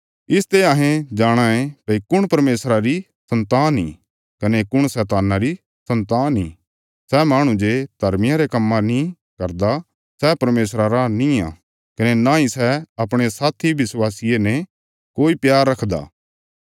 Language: Bilaspuri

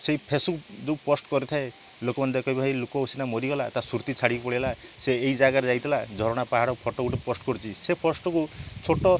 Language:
Odia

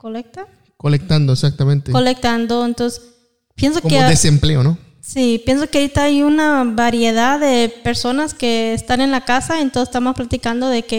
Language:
Spanish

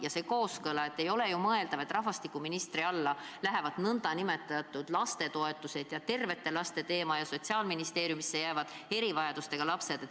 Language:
Estonian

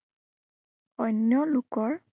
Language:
Assamese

